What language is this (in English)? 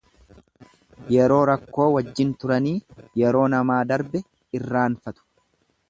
Oromo